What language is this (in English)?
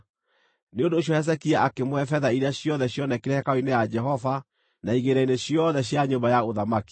Kikuyu